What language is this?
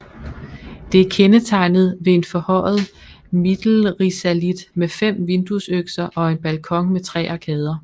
Danish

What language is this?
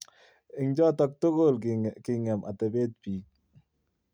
Kalenjin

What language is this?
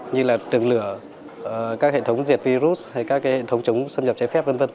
Vietnamese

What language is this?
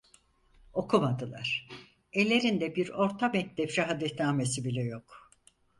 Turkish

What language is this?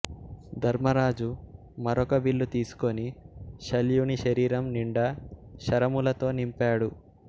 Telugu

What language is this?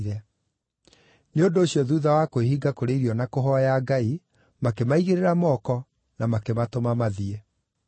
Kikuyu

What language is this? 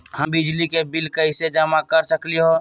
Magahi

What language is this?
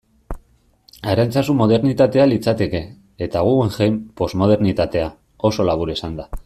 Basque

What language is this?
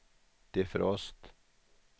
Swedish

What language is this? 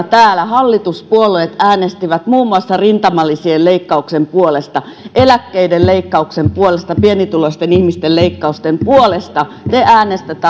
Finnish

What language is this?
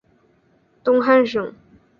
Chinese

